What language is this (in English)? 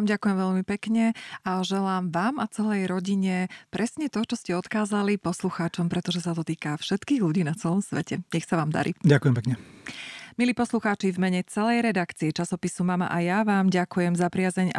Slovak